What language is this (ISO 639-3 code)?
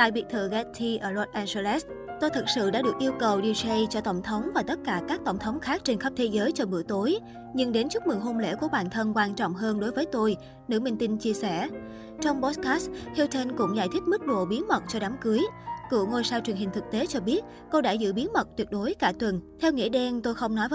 vie